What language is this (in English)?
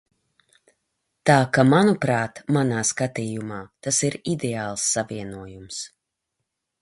Latvian